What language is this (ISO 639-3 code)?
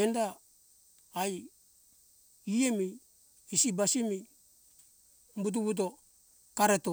hkk